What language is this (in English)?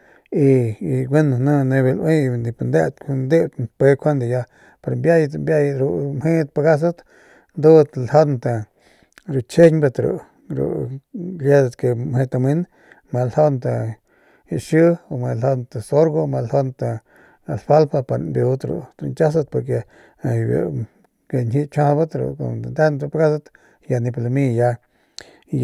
Northern Pame